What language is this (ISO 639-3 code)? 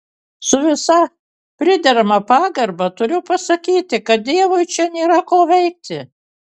lit